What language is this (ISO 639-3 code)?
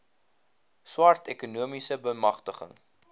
afr